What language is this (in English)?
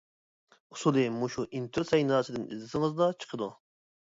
Uyghur